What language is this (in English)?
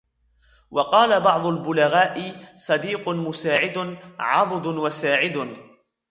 Arabic